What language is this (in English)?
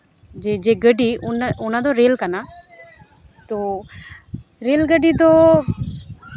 Santali